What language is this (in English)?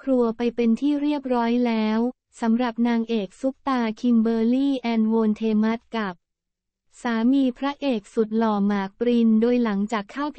Thai